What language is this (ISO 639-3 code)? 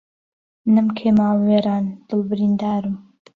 ckb